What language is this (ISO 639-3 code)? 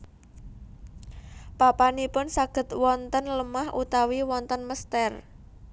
jav